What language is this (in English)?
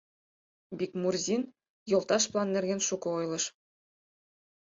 Mari